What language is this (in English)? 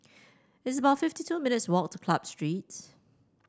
English